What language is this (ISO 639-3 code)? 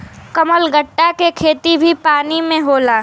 bho